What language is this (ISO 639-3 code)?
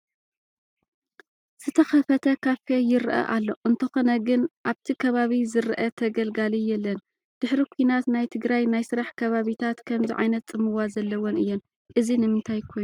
tir